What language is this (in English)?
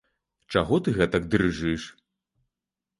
Belarusian